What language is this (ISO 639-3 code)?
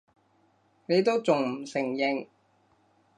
yue